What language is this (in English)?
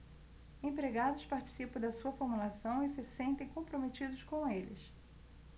Portuguese